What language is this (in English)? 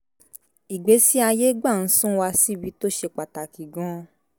Yoruba